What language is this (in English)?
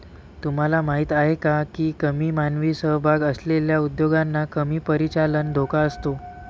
Marathi